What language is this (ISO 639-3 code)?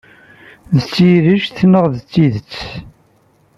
kab